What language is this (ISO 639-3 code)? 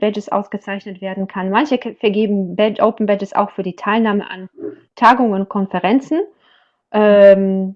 deu